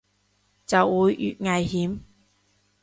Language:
Cantonese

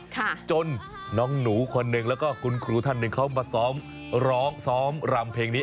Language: Thai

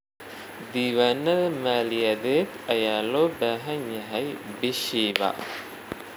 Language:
Somali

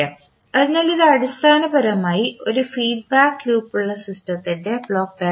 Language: Malayalam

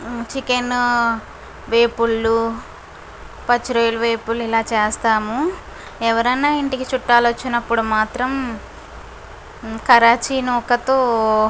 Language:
Telugu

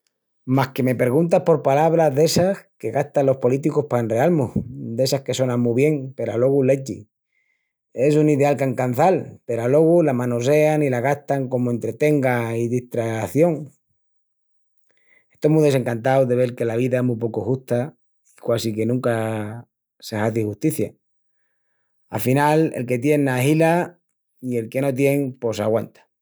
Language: Extremaduran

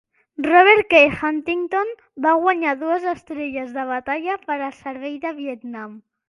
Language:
Catalan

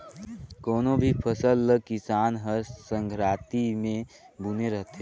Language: Chhattisgarhi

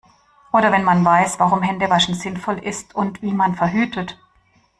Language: German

